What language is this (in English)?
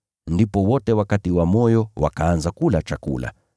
Swahili